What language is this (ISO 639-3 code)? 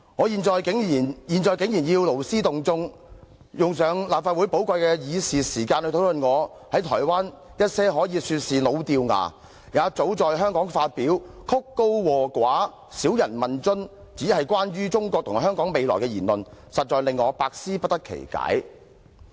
yue